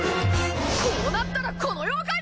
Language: Japanese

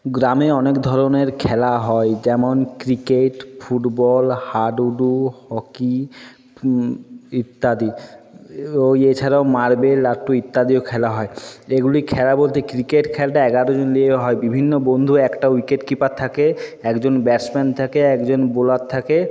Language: Bangla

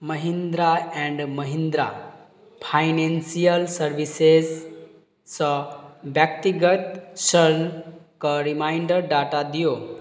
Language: Maithili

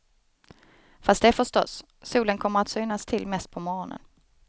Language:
Swedish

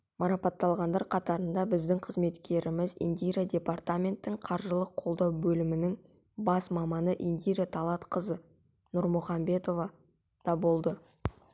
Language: Kazakh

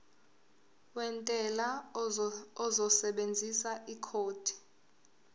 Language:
Zulu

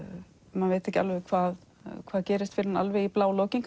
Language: Icelandic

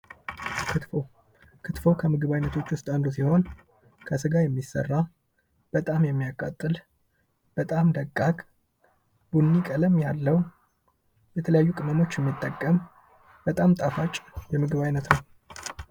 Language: Amharic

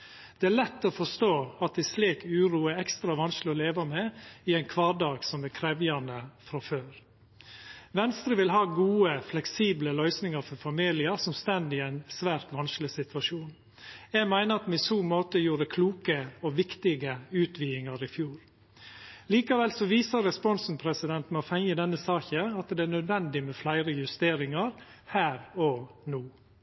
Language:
Norwegian Nynorsk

